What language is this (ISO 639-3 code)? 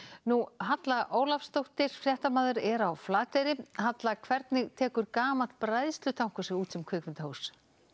isl